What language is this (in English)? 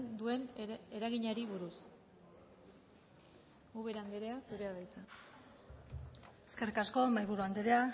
Basque